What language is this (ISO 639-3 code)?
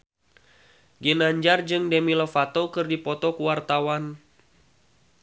sun